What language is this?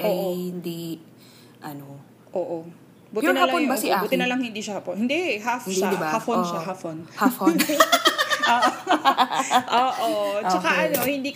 Filipino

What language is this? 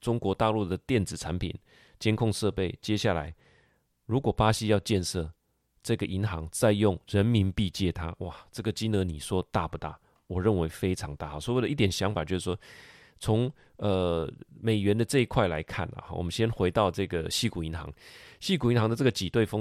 Chinese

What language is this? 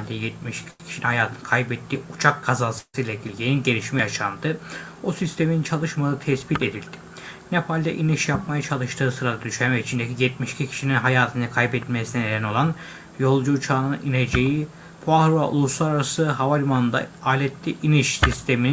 Turkish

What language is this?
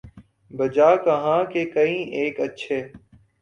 Urdu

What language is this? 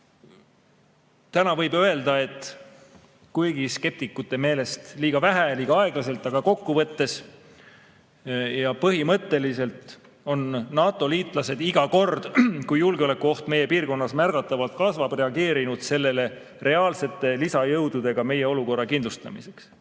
Estonian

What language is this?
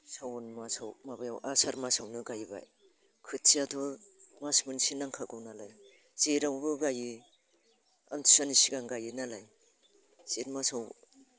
Bodo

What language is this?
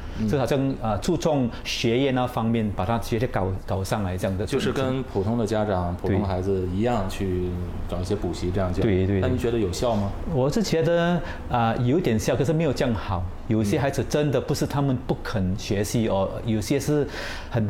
Chinese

